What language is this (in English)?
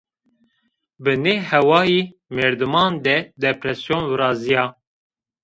Zaza